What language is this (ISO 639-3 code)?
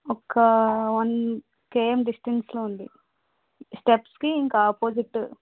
tel